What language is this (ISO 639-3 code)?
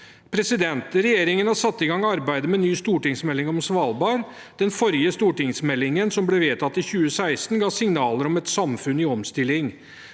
nor